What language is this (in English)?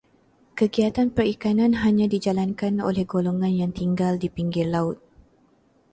Malay